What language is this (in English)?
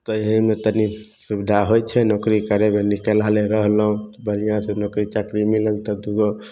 Maithili